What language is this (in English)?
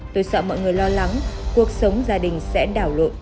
Vietnamese